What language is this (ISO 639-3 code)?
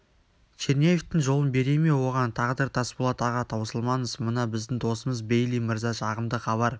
kaz